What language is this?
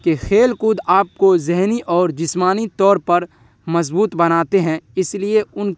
Urdu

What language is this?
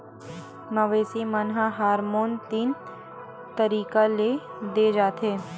Chhattisgarhi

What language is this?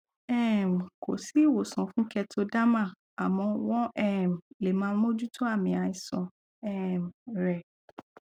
Yoruba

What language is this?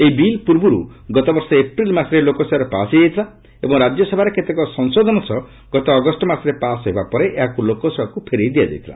Odia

